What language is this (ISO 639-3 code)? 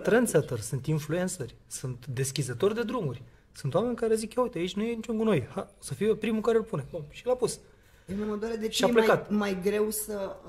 ron